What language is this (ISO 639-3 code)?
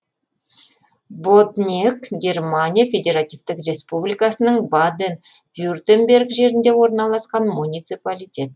kaz